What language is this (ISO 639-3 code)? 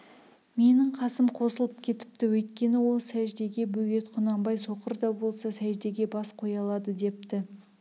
kaz